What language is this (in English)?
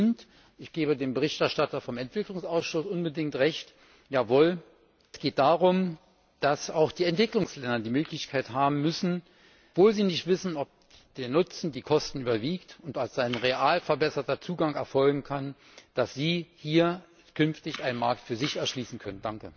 German